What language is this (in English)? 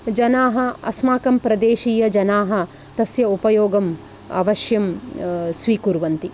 Sanskrit